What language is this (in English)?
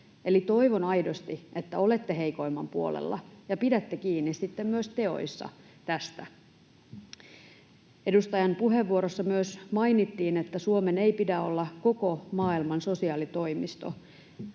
Finnish